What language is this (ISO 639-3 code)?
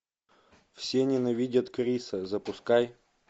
rus